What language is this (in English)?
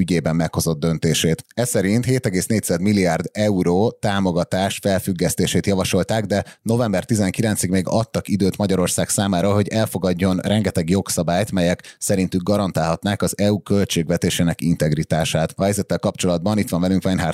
Hungarian